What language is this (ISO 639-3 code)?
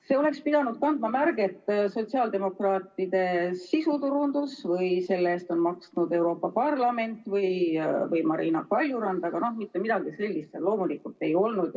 est